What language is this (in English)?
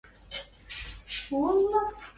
Arabic